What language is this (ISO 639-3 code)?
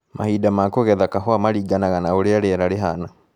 kik